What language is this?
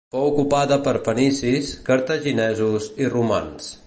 Catalan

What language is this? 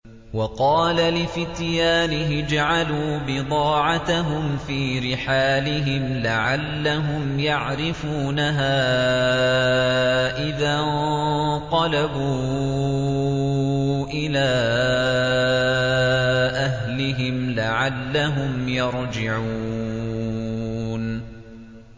Arabic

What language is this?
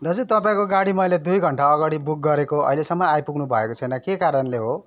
Nepali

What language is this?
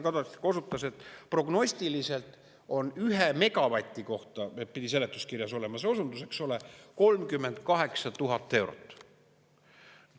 Estonian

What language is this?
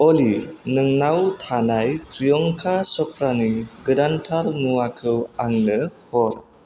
Bodo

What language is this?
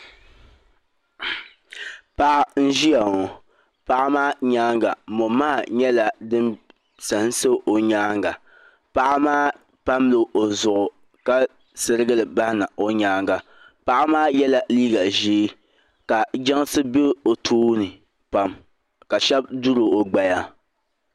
Dagbani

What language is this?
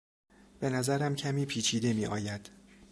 Persian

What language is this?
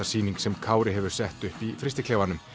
Icelandic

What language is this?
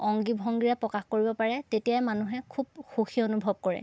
Assamese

